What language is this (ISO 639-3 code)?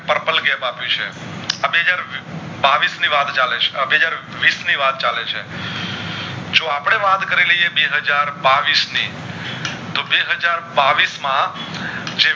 guj